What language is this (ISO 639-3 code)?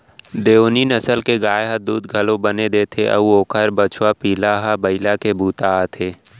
hne